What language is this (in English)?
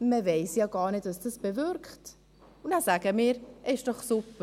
Swiss German